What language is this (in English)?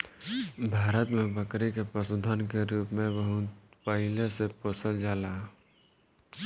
Bhojpuri